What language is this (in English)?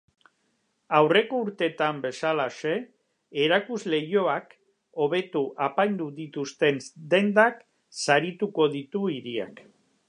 Basque